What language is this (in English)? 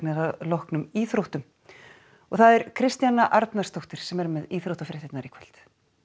Icelandic